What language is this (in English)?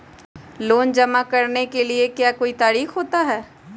Magahi